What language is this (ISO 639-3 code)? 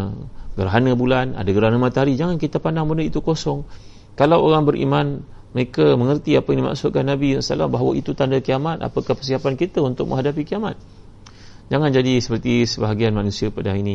msa